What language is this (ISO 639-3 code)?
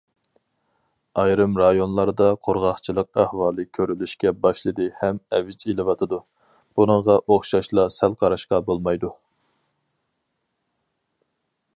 uig